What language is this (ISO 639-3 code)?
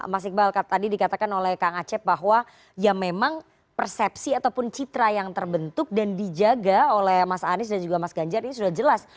ind